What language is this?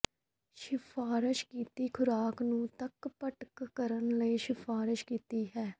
Punjabi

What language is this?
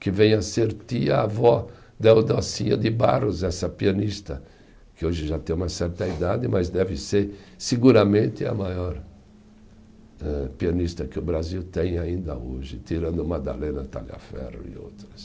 Portuguese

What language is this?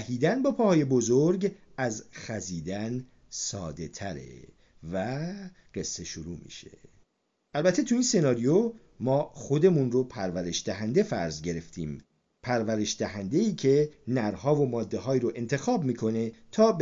Persian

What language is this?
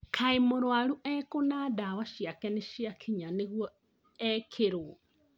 Kikuyu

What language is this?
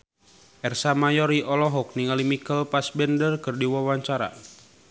Sundanese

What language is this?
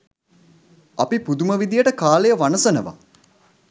Sinhala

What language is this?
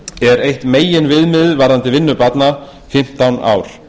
Icelandic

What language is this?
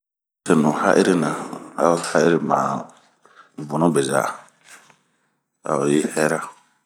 Bomu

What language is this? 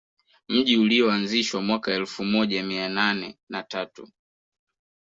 Swahili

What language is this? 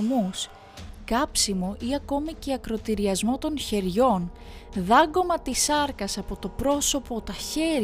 Greek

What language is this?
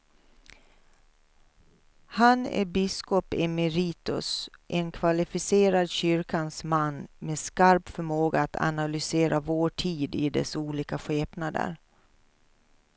Swedish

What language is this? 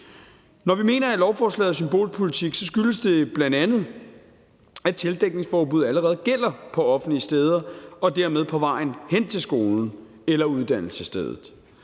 Danish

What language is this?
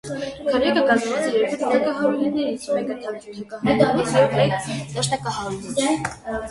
Armenian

